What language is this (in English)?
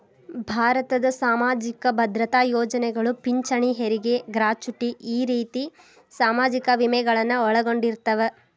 Kannada